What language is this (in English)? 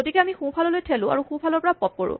Assamese